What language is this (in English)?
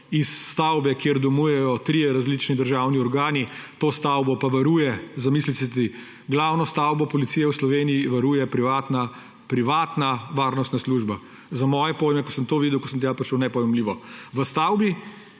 Slovenian